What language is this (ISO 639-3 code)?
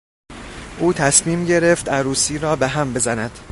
fas